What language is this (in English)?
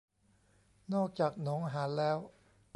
Thai